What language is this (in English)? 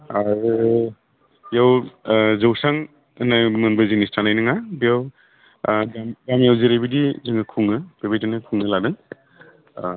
Bodo